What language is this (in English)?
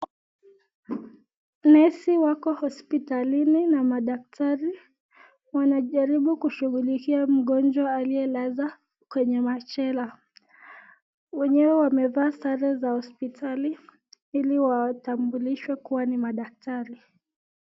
Swahili